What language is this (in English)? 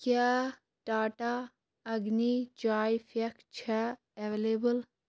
Kashmiri